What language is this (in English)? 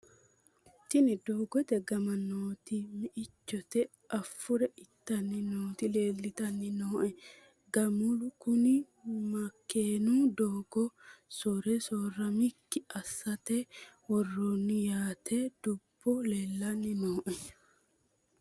Sidamo